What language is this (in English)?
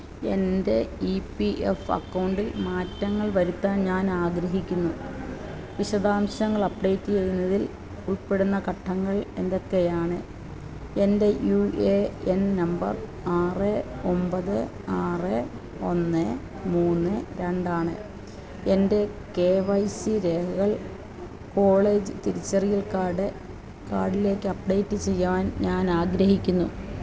Malayalam